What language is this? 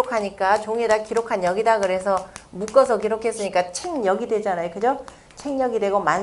Korean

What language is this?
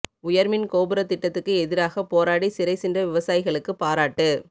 Tamil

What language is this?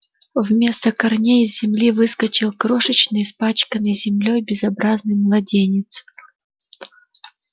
Russian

